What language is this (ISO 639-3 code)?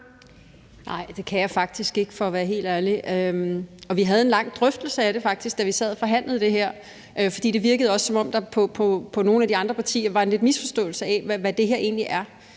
dan